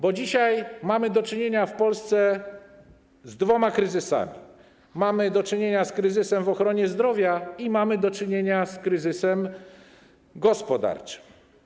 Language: Polish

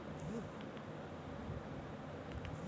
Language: Bangla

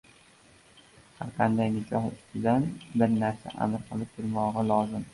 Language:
Uzbek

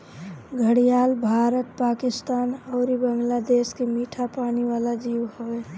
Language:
Bhojpuri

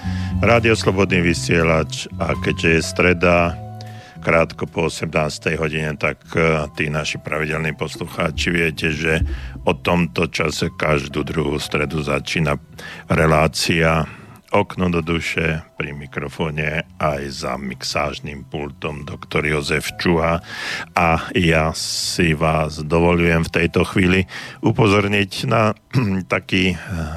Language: Slovak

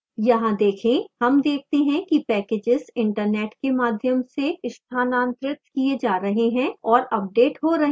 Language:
Hindi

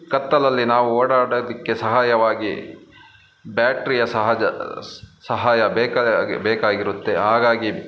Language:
Kannada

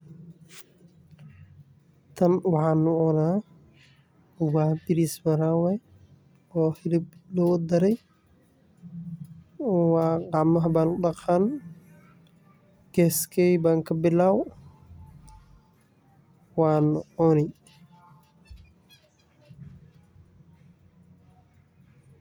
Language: Somali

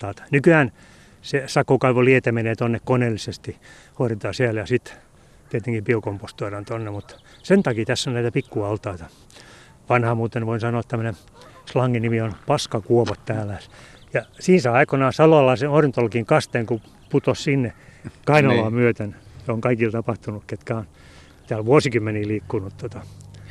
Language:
Finnish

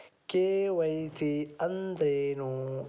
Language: Kannada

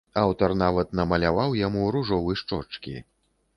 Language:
Belarusian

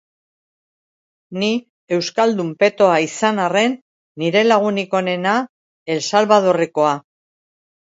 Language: Basque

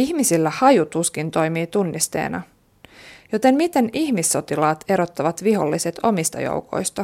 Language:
Finnish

